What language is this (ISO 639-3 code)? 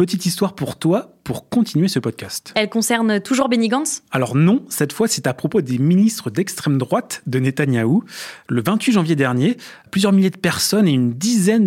fra